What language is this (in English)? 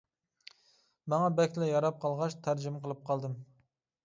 Uyghur